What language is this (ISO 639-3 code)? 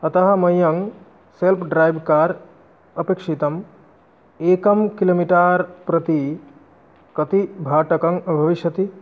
san